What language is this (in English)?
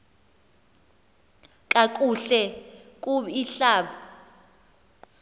Xhosa